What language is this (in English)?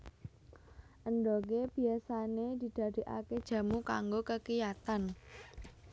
Javanese